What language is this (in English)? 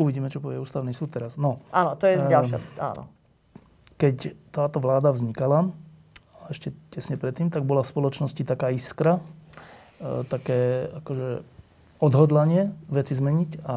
Slovak